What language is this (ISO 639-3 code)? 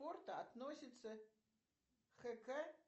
rus